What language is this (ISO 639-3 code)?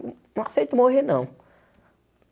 por